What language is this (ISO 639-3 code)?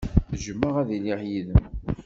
kab